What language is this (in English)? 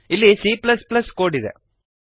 Kannada